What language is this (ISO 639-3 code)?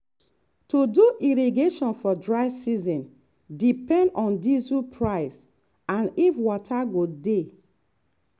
pcm